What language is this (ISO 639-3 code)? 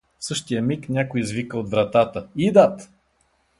bul